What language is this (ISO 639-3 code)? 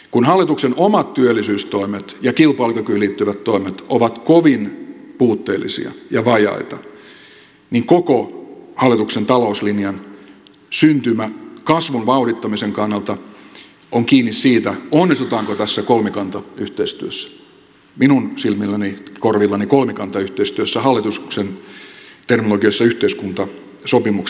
fin